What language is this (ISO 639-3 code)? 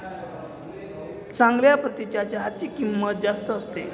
mar